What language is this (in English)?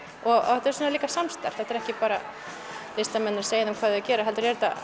Icelandic